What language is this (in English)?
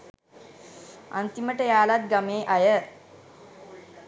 Sinhala